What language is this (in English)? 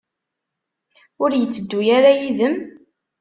Kabyle